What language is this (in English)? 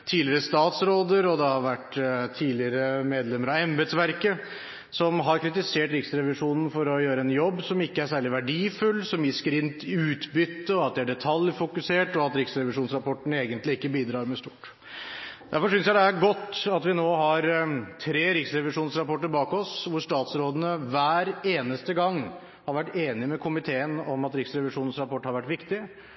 Norwegian Bokmål